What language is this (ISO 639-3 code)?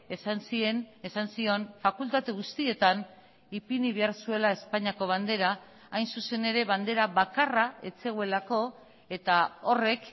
eus